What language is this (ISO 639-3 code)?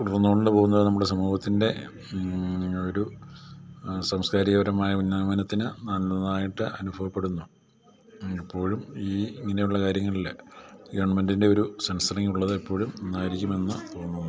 mal